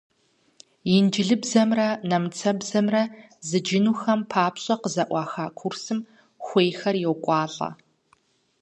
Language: Kabardian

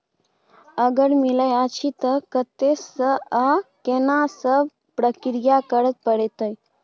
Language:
Maithili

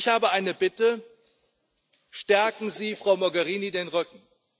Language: German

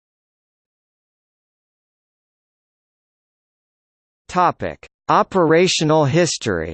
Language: English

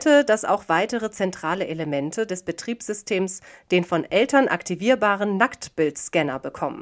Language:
German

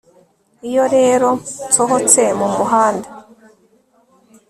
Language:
Kinyarwanda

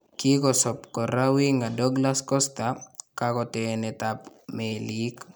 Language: Kalenjin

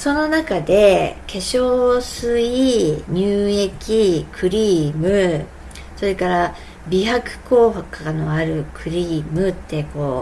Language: Japanese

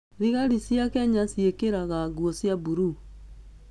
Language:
Kikuyu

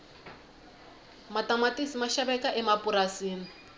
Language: Tsonga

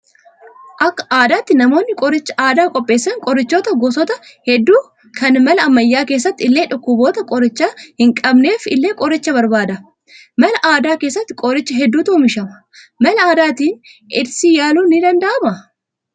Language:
Oromo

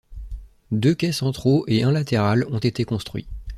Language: French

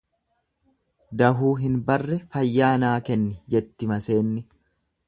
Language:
Oromo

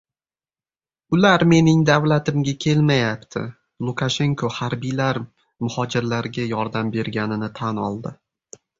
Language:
Uzbek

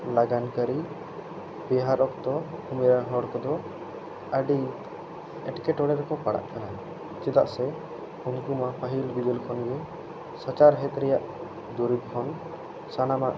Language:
Santali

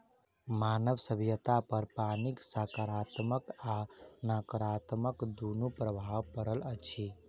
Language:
Maithili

